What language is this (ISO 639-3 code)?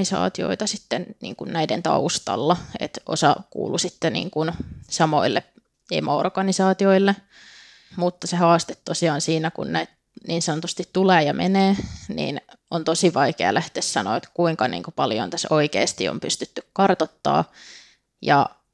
fin